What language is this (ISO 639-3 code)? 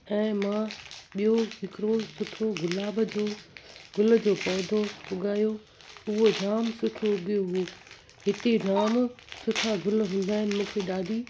snd